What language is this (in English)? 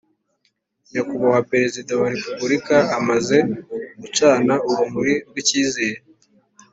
Kinyarwanda